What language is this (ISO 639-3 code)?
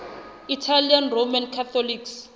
sot